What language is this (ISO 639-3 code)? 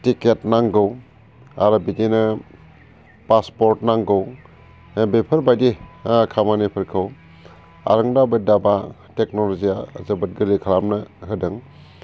brx